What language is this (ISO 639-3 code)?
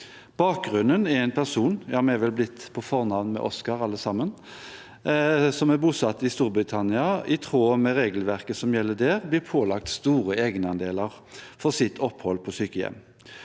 nor